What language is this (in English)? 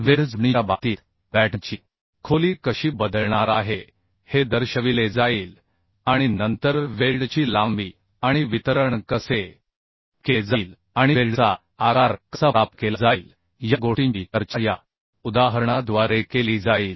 Marathi